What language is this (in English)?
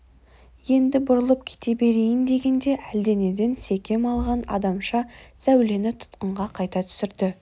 Kazakh